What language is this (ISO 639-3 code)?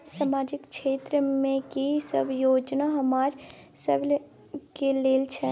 mai